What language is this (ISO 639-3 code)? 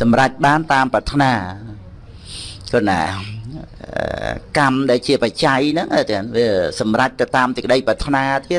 vie